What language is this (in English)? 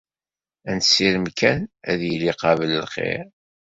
Kabyle